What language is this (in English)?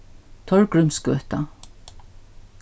Faroese